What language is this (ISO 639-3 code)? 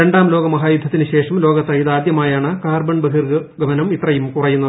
mal